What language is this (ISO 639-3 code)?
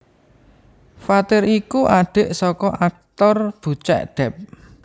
jav